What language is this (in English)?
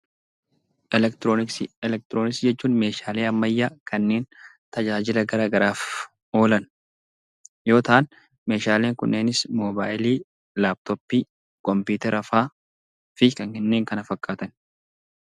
Oromo